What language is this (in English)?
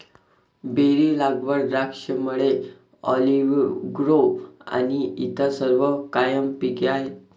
Marathi